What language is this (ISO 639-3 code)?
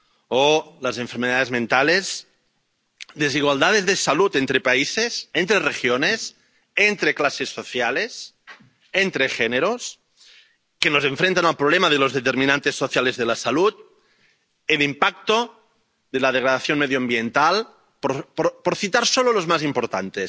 spa